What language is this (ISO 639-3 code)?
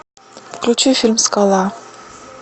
rus